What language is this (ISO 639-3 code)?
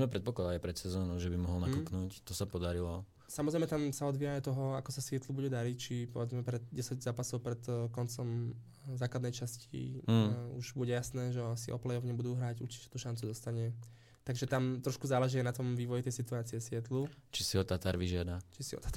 slk